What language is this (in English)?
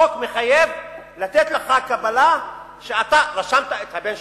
Hebrew